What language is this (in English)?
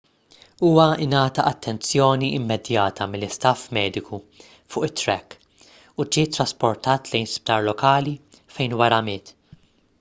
Maltese